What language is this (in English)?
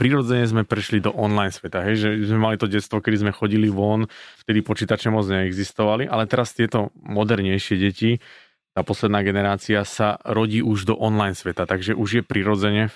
Slovak